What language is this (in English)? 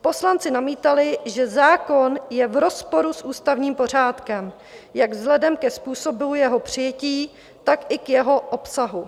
Czech